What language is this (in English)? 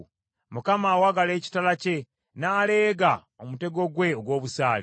Ganda